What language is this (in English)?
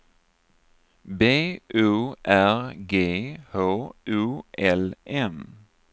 Swedish